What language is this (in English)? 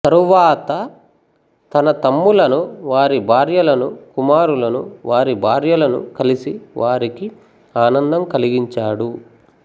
Telugu